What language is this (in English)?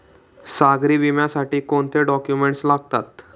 Marathi